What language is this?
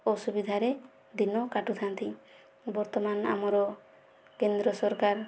Odia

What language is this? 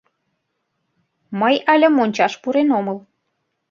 Mari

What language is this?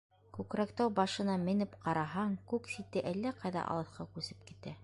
Bashkir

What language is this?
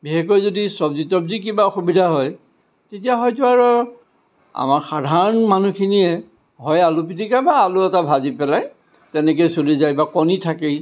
Assamese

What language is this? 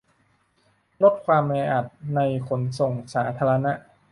Thai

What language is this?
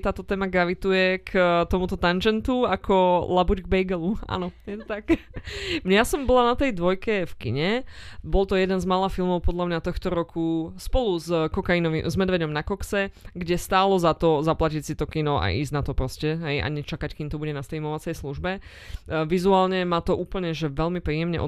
Slovak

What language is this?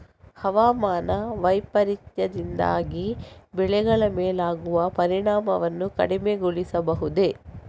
Kannada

